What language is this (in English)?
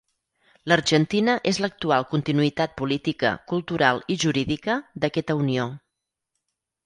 Catalan